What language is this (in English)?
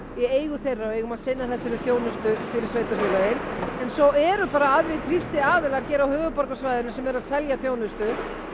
Icelandic